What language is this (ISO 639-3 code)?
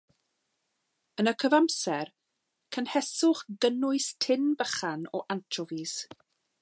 cym